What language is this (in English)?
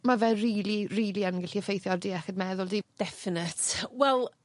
Welsh